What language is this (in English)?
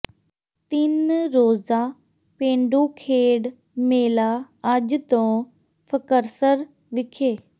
Punjabi